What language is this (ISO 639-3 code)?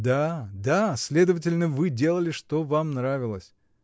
rus